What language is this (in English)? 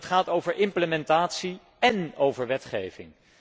Dutch